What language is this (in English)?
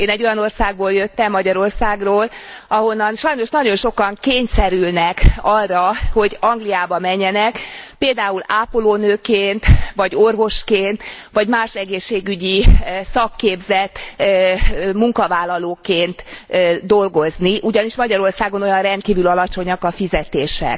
Hungarian